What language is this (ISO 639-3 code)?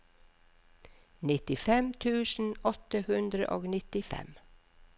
nor